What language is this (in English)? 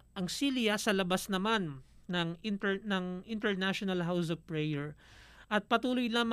Filipino